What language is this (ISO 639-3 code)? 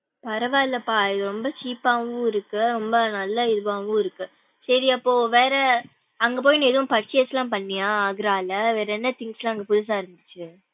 tam